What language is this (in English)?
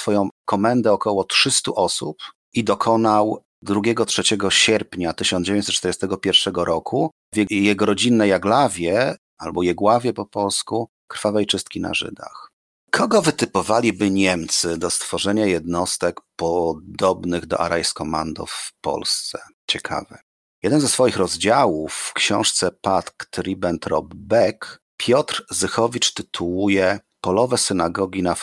Polish